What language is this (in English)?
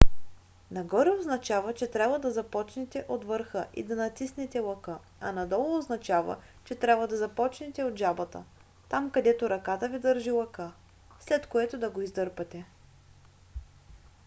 Bulgarian